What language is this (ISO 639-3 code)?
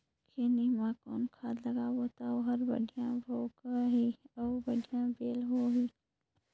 hne